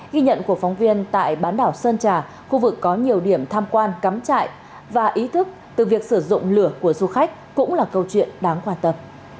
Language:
Vietnamese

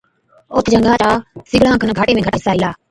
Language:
Od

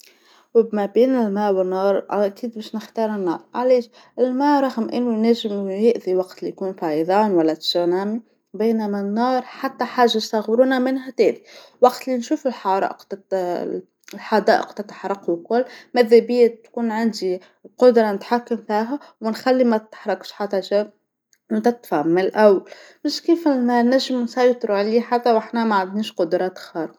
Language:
Tunisian Arabic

